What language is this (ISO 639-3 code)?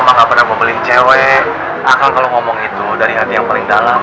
ind